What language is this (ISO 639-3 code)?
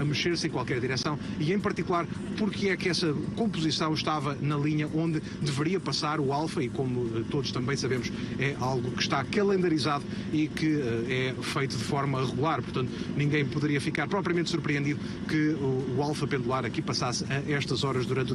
por